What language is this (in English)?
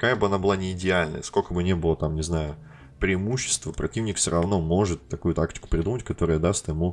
Russian